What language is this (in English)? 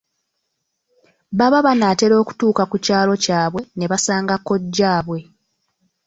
Ganda